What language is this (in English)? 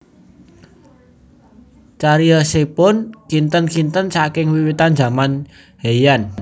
Javanese